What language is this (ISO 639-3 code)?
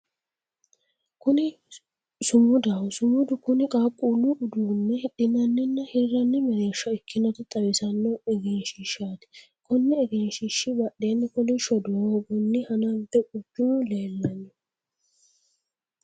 sid